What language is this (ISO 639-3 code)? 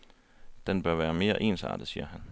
dan